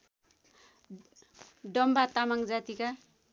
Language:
Nepali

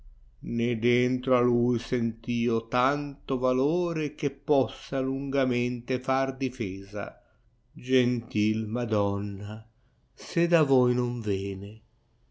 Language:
Italian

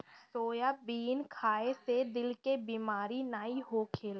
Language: Bhojpuri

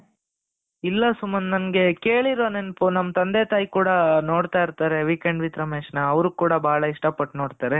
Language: Kannada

